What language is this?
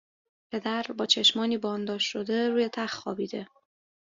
Persian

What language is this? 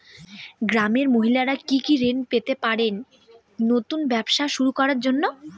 Bangla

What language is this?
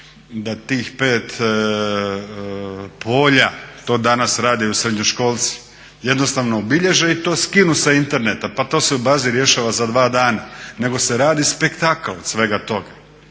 Croatian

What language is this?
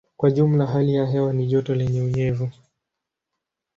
Swahili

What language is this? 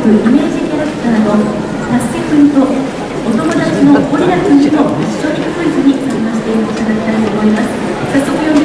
Japanese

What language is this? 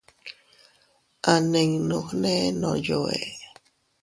Teutila Cuicatec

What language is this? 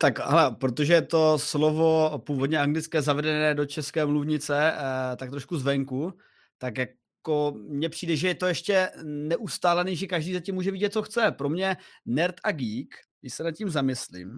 Czech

